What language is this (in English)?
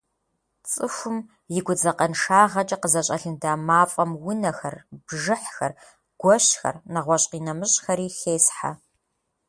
Kabardian